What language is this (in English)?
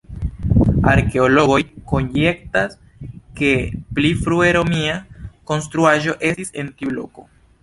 Esperanto